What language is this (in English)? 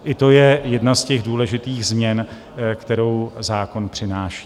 Czech